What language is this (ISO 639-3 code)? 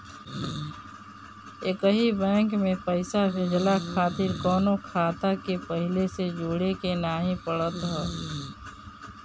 bho